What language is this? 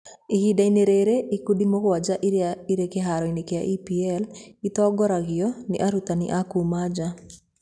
Kikuyu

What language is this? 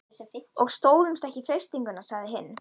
Icelandic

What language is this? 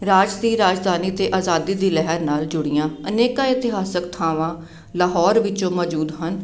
Punjabi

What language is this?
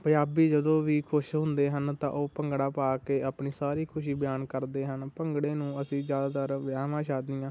Punjabi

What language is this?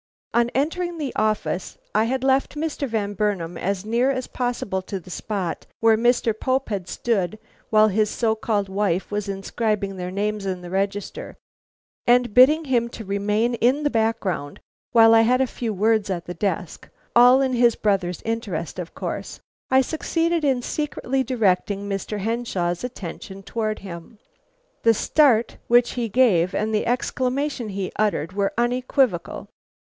English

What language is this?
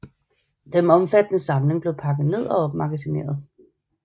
Danish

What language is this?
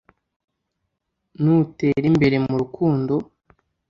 Kinyarwanda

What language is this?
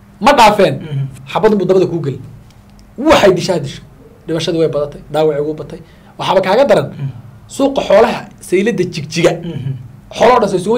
Arabic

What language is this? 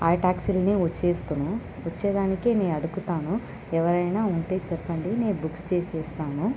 Telugu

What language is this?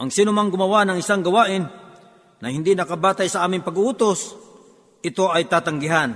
Filipino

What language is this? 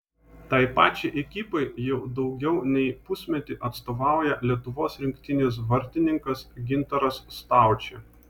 Lithuanian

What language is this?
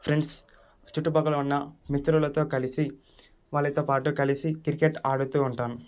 Telugu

